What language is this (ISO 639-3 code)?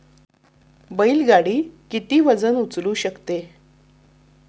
mar